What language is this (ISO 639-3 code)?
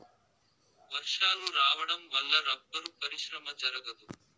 tel